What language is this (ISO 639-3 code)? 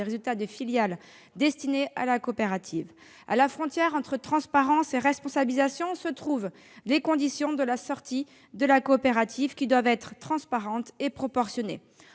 fra